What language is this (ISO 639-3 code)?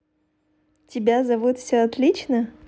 rus